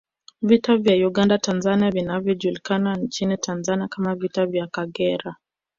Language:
Swahili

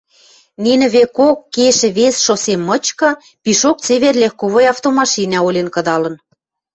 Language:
Western Mari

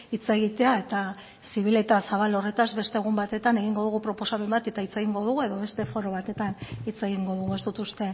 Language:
Basque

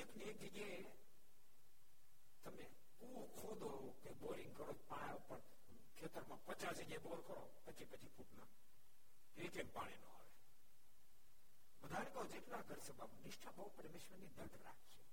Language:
Gujarati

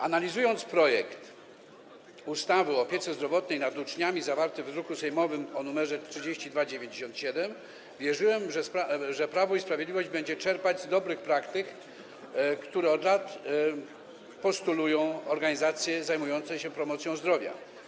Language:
Polish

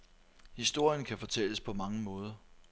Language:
Danish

